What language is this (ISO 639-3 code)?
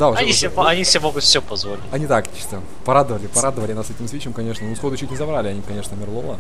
rus